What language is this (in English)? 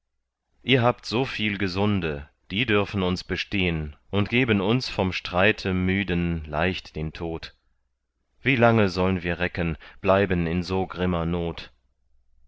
German